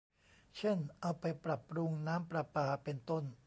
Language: Thai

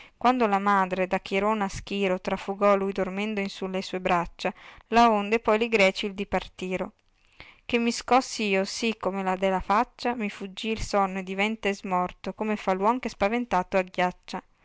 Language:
Italian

